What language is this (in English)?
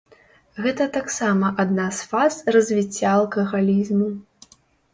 Belarusian